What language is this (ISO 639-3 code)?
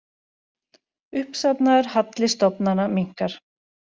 isl